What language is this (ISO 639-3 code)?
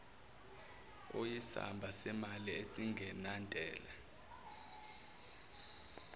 zul